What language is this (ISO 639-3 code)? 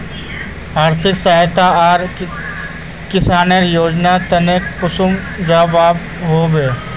mag